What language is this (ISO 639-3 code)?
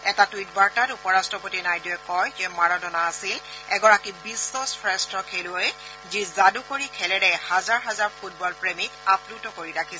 asm